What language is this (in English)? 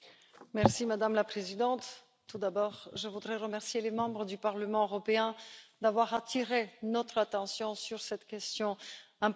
French